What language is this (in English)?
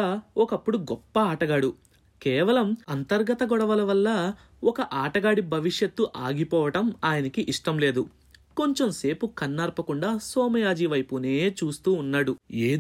Telugu